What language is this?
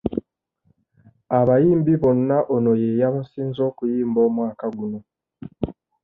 Ganda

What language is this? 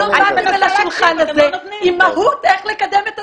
Hebrew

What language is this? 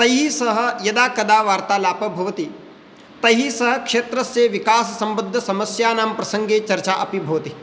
Sanskrit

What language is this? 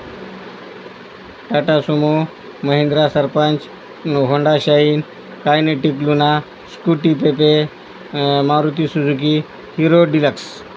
Marathi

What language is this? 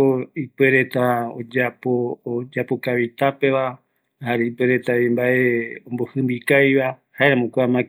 Eastern Bolivian Guaraní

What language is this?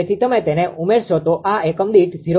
Gujarati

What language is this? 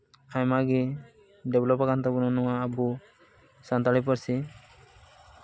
Santali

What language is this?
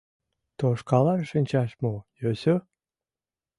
Mari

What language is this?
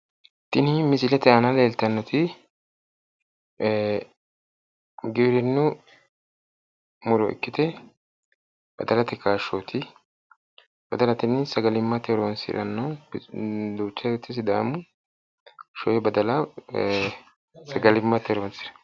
Sidamo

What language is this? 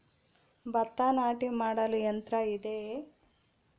Kannada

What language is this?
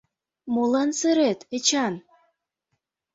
Mari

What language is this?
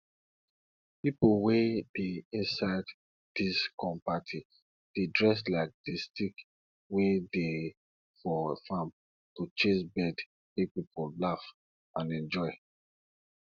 Nigerian Pidgin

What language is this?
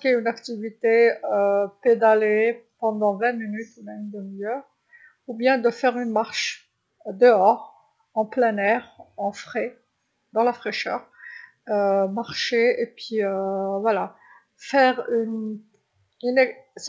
Algerian Arabic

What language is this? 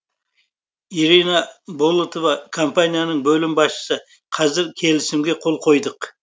Kazakh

